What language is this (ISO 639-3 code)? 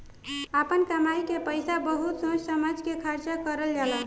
bho